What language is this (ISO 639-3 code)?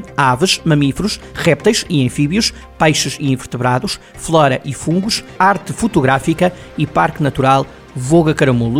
por